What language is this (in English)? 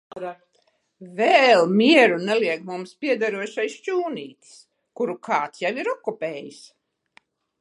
Latvian